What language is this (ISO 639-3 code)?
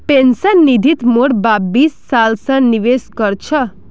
mag